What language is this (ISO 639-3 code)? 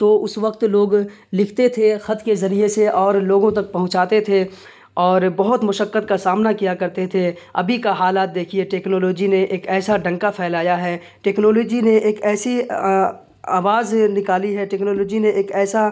urd